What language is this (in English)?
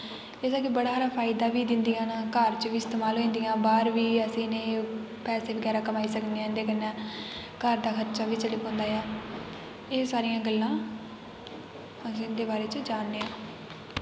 Dogri